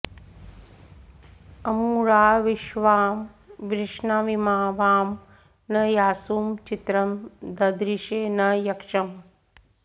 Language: Sanskrit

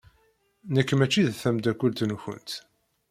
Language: Kabyle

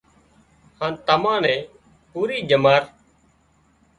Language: Wadiyara Koli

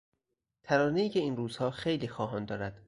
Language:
Persian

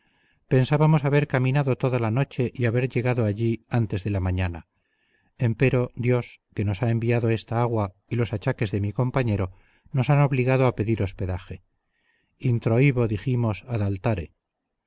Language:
Spanish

